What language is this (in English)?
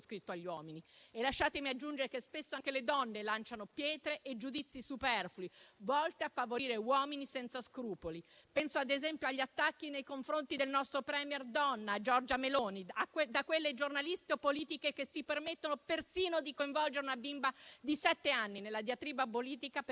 Italian